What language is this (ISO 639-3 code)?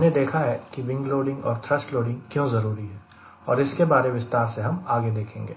hin